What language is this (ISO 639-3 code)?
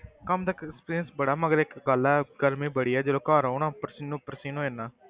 pan